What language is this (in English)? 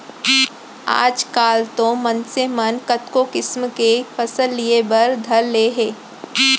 Chhattisgarhi